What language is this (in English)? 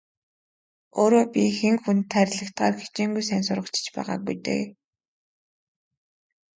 Mongolian